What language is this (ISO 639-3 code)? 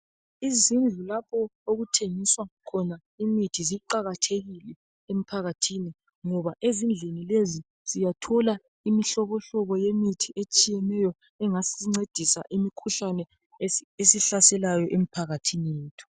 nde